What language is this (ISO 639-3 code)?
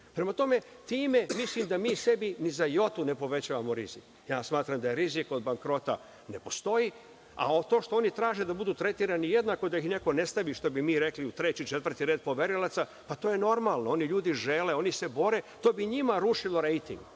srp